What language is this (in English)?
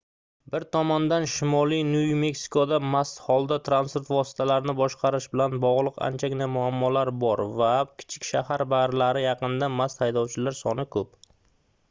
Uzbek